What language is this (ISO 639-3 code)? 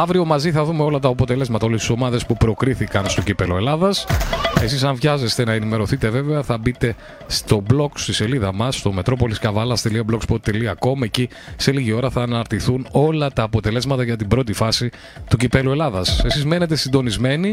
ell